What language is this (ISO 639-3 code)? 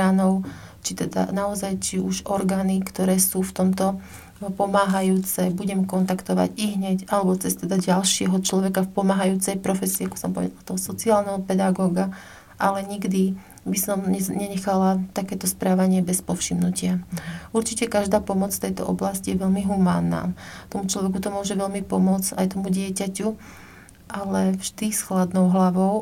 slk